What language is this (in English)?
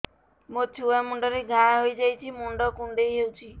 Odia